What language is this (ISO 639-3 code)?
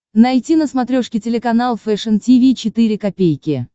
rus